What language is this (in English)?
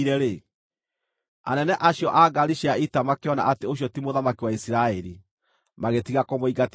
Kikuyu